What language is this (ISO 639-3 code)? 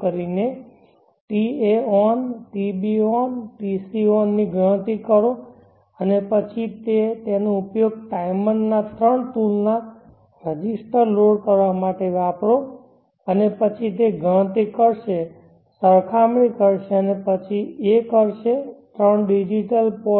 guj